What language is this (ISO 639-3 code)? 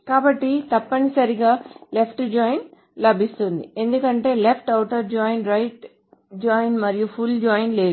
tel